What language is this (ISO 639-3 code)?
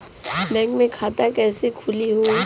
bho